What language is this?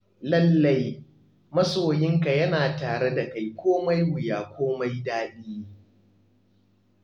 Hausa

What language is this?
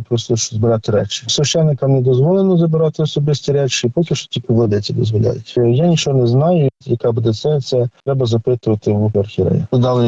Ukrainian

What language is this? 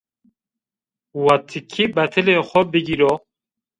Zaza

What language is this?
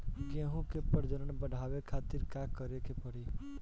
Bhojpuri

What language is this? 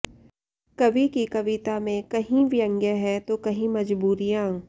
Sanskrit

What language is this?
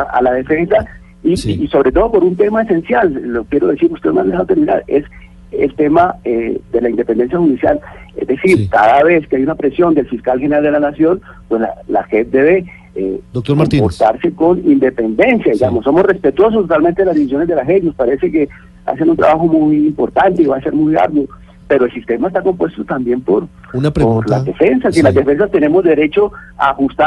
Spanish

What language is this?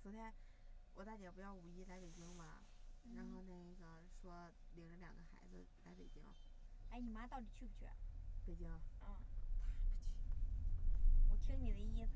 Chinese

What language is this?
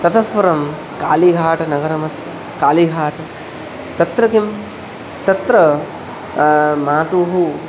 Sanskrit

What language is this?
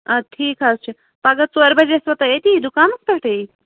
Kashmiri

